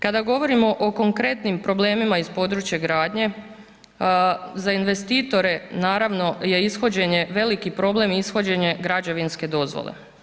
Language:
Croatian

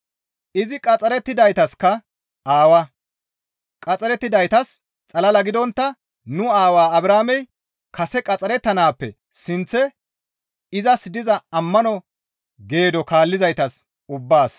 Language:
Gamo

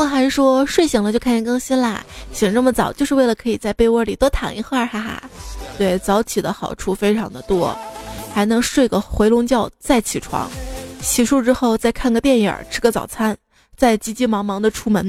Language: Chinese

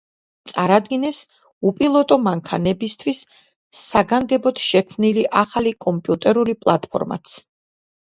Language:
Georgian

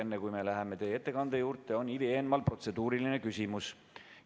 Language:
Estonian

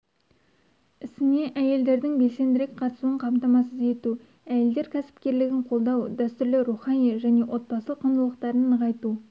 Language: Kazakh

